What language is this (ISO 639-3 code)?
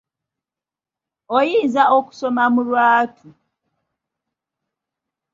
lug